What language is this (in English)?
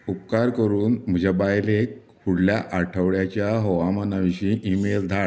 Konkani